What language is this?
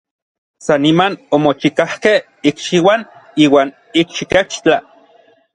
Orizaba Nahuatl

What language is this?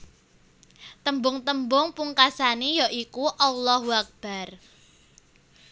Javanese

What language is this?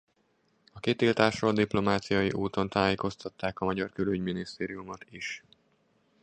Hungarian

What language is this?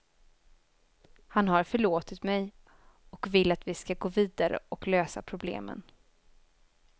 Swedish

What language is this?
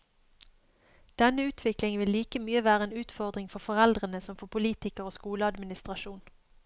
Norwegian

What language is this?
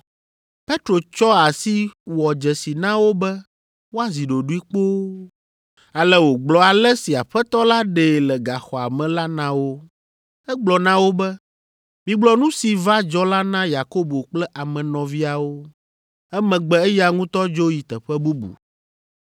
Ewe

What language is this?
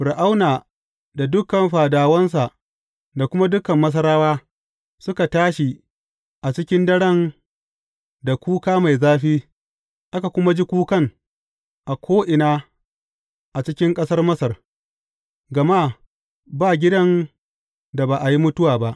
Hausa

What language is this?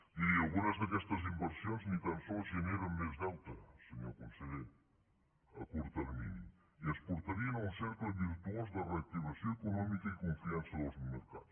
Catalan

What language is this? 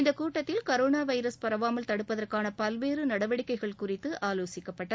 Tamil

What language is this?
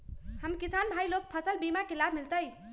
Magahi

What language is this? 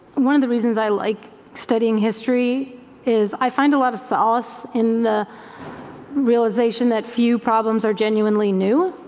English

